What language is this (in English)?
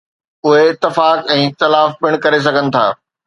Sindhi